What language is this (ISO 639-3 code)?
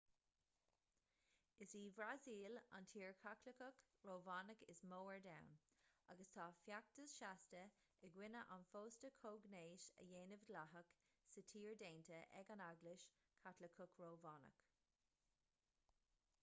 gle